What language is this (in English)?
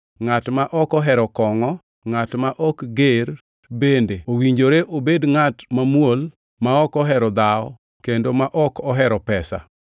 Luo (Kenya and Tanzania)